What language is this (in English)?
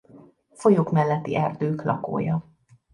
Hungarian